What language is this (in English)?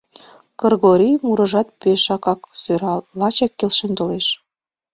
Mari